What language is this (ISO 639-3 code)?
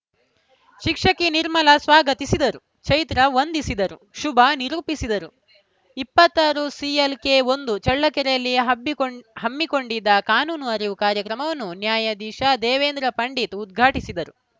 kan